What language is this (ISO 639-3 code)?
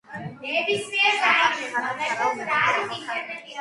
kat